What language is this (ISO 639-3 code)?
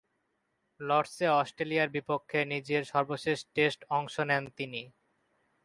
ben